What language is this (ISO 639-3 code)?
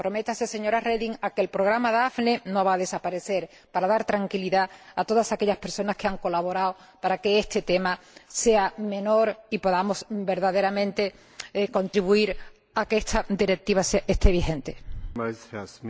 spa